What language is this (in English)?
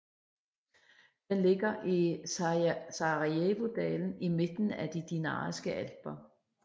Danish